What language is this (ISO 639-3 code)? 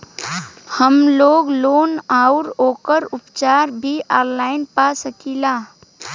bho